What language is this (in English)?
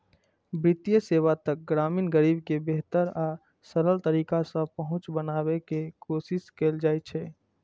Maithili